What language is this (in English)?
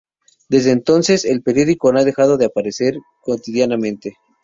Spanish